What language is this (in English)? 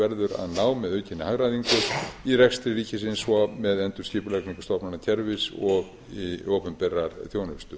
Icelandic